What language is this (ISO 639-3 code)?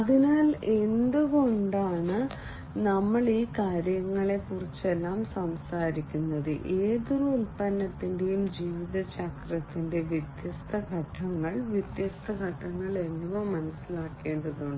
mal